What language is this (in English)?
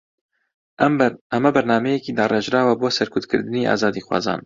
Central Kurdish